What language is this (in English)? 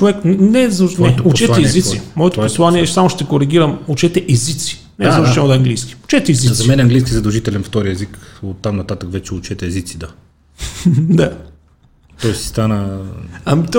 Bulgarian